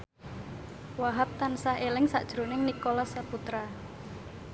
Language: Javanese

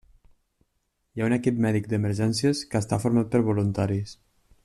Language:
Catalan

